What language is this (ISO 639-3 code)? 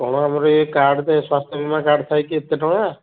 ori